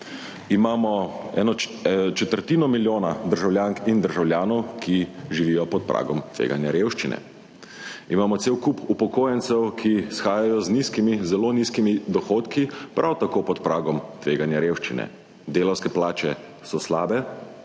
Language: Slovenian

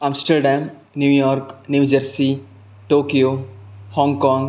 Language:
Sanskrit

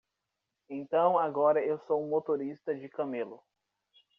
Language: Portuguese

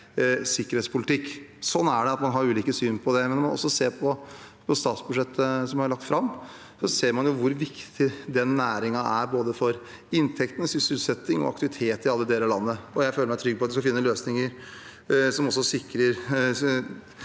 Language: Norwegian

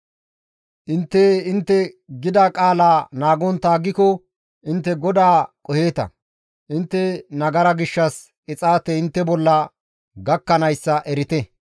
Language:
Gamo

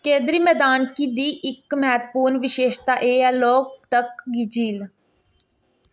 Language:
Dogri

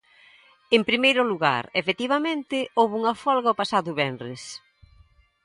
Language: Galician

